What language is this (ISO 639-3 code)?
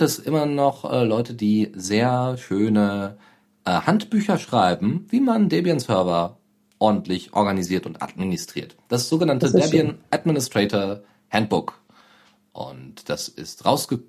deu